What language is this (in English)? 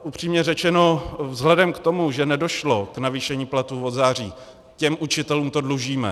Czech